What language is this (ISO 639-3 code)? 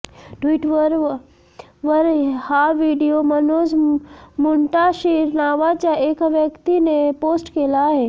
mar